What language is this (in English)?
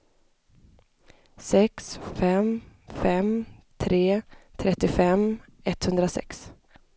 Swedish